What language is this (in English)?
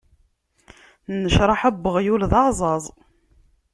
Kabyle